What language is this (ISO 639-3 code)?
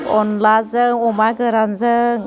brx